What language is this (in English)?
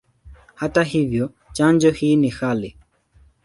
Swahili